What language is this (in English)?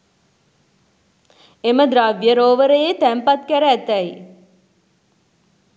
Sinhala